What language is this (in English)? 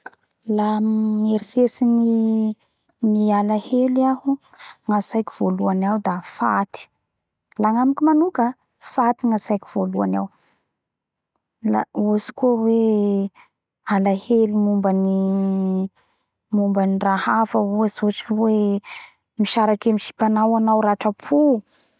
Bara Malagasy